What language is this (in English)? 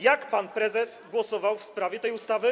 Polish